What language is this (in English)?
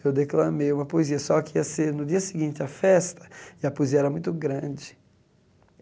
Portuguese